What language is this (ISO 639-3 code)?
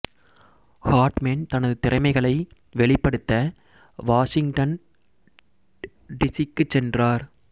tam